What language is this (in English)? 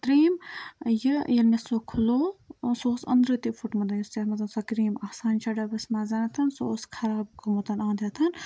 Kashmiri